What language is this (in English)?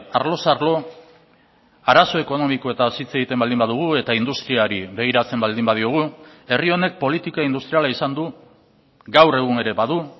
Basque